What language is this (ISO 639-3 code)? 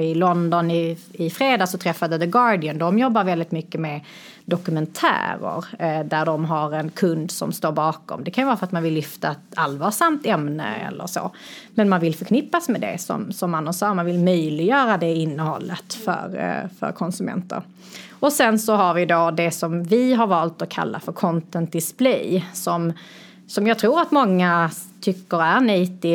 swe